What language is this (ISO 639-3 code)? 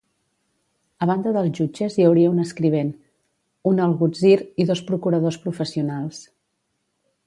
cat